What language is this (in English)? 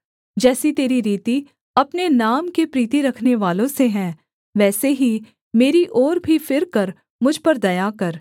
Hindi